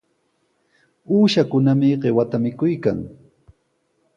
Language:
Sihuas Ancash Quechua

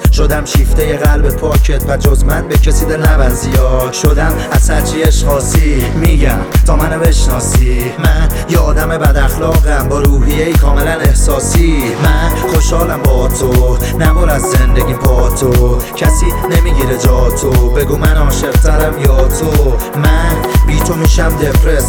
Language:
Persian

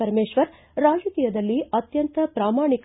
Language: Kannada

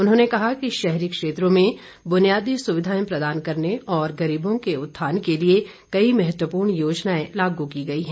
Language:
Hindi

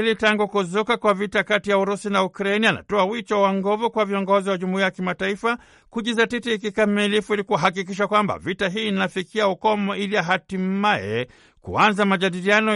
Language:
Swahili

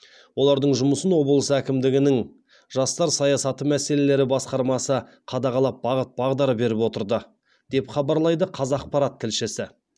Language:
Kazakh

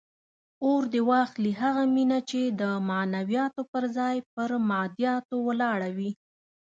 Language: Pashto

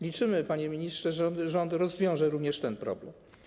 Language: Polish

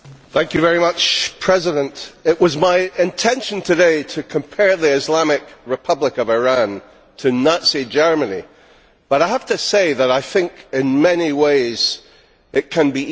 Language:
English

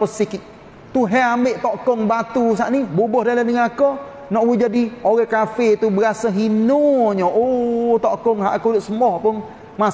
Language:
Malay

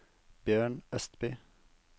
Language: Norwegian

